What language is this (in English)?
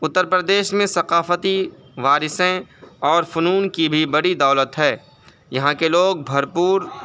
Urdu